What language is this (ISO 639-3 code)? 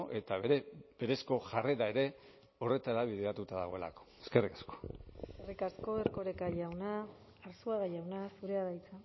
eus